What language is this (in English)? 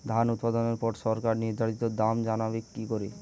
Bangla